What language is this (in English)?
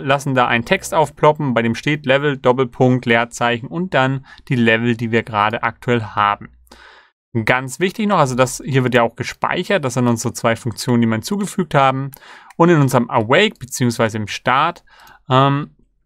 German